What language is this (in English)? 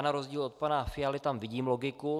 Czech